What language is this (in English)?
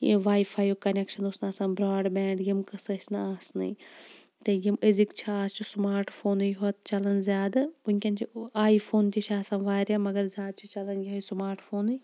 Kashmiri